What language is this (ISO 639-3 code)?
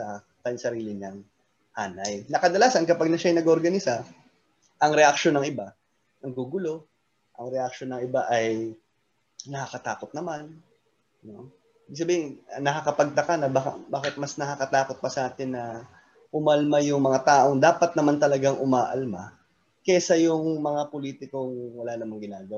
fil